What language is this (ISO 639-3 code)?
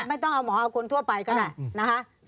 tha